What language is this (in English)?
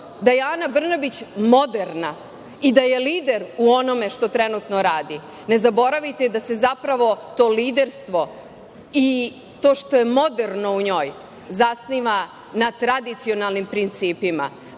Serbian